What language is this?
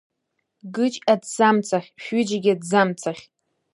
Abkhazian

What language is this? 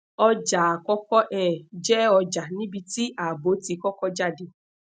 Yoruba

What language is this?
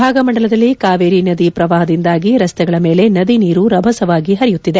Kannada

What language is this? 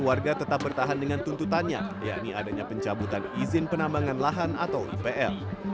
Indonesian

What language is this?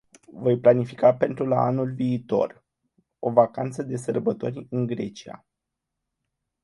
Romanian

